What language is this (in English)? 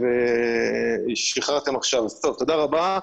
Hebrew